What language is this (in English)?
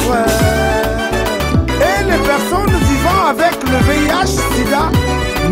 French